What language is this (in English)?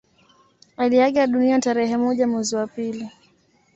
Swahili